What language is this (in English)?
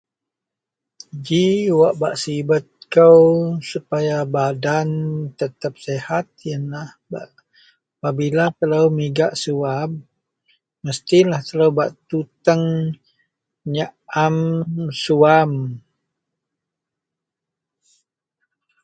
Central Melanau